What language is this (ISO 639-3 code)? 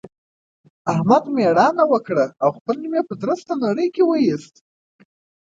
pus